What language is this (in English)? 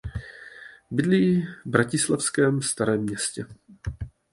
Czech